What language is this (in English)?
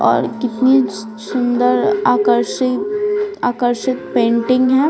Hindi